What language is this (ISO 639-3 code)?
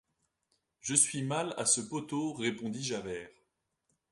fra